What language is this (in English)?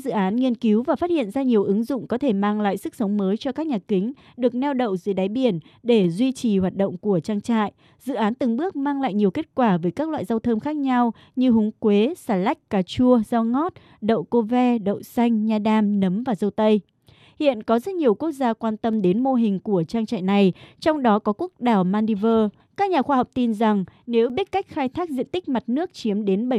Vietnamese